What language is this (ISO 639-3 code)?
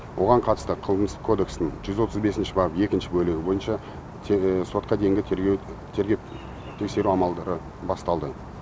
kaz